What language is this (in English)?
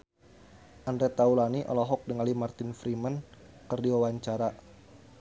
Sundanese